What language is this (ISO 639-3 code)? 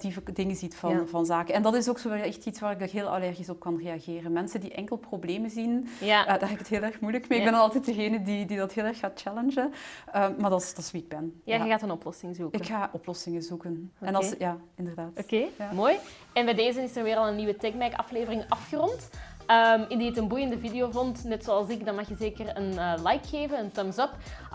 nld